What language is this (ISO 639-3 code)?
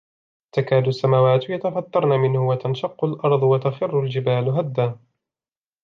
ara